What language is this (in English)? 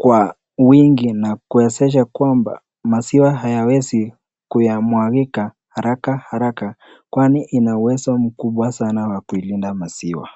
Swahili